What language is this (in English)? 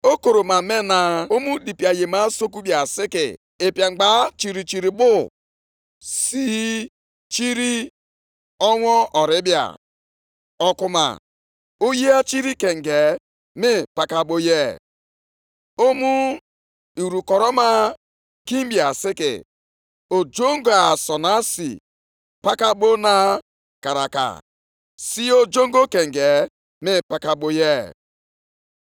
Igbo